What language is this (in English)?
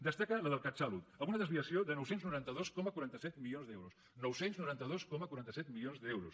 Catalan